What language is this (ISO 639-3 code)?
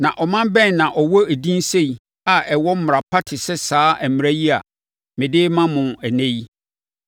aka